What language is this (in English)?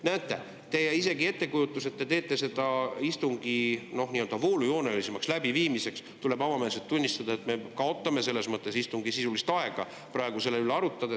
Estonian